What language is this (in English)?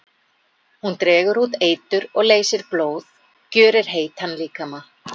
Icelandic